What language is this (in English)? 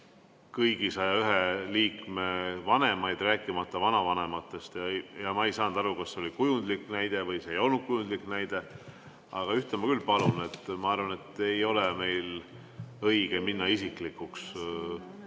Estonian